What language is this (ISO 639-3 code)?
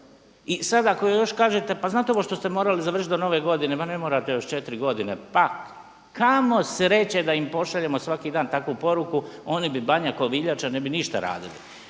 hrv